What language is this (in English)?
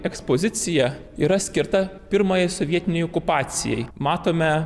Lithuanian